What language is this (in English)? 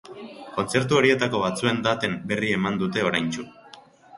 Basque